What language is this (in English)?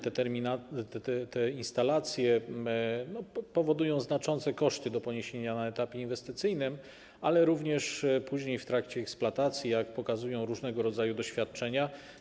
Polish